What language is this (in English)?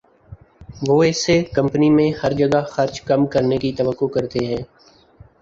Urdu